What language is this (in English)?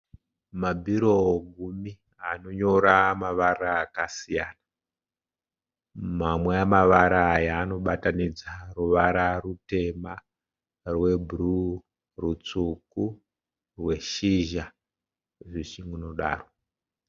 Shona